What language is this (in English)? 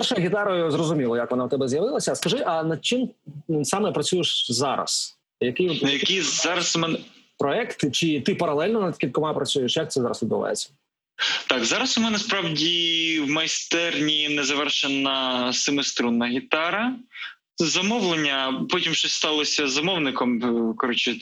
Ukrainian